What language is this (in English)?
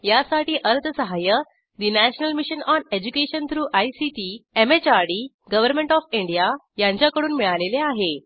Marathi